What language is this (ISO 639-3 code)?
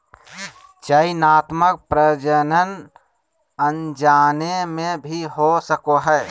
mag